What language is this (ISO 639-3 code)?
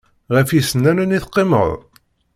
kab